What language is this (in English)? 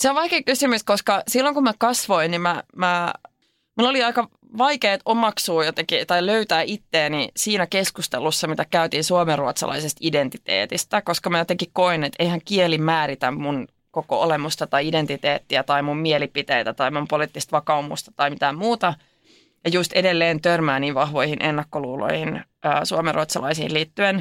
Finnish